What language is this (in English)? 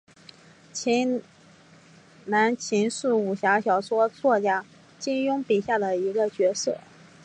Chinese